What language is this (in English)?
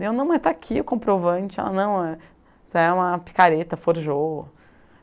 Portuguese